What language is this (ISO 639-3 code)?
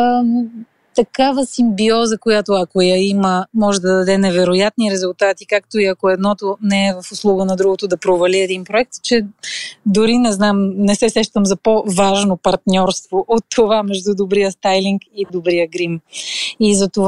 bul